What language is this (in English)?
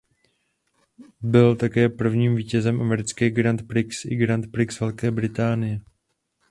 Czech